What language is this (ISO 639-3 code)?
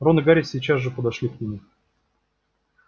rus